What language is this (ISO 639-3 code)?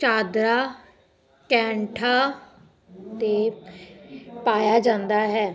pan